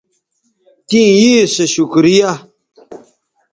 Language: Bateri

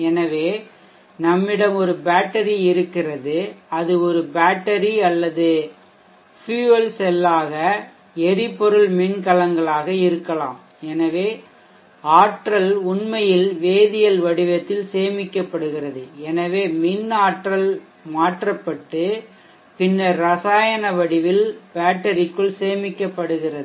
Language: Tamil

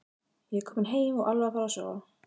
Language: Icelandic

